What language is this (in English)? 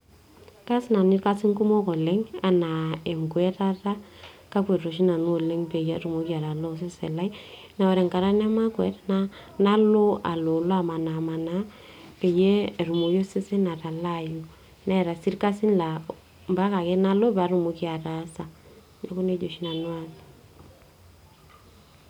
Masai